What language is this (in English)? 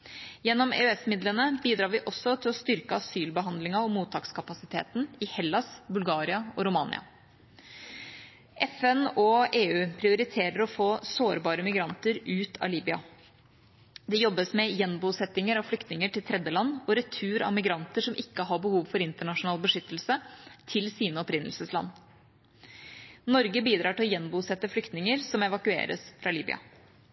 Norwegian Bokmål